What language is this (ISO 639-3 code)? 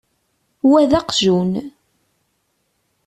kab